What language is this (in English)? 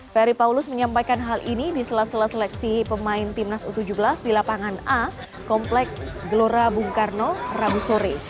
Indonesian